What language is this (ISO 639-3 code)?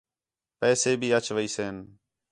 xhe